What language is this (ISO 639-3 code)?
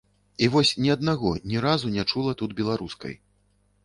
bel